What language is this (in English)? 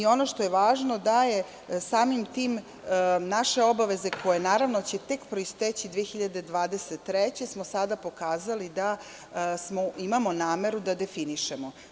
Serbian